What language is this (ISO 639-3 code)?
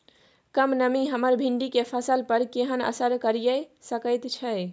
mai